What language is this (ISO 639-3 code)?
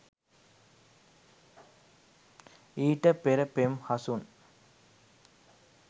sin